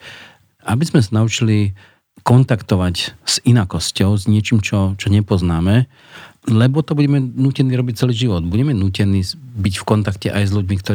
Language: Slovak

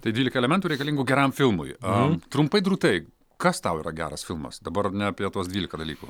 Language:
Lithuanian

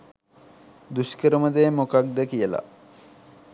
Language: Sinhala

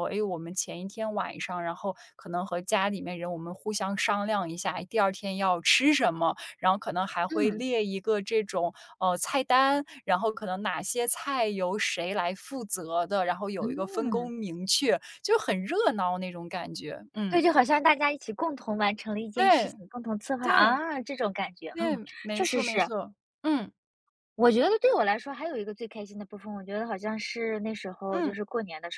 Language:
Chinese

